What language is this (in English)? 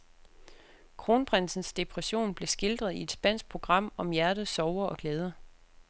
Danish